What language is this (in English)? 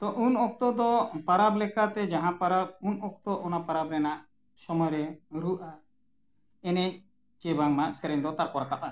Santali